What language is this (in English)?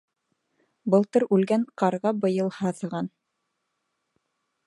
Bashkir